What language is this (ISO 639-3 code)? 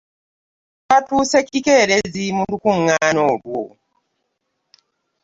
lug